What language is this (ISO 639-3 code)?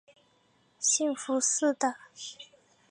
zho